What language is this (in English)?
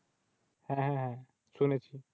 Bangla